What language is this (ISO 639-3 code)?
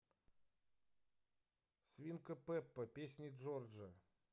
rus